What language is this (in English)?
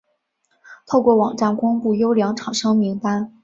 Chinese